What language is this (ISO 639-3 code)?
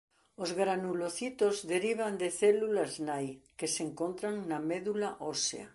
glg